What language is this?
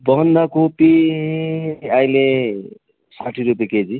Nepali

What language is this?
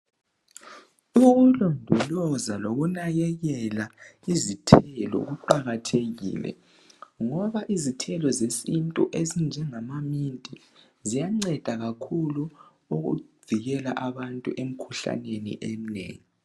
North Ndebele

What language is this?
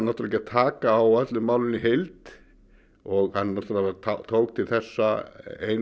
Icelandic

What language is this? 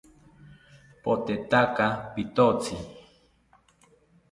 South Ucayali Ashéninka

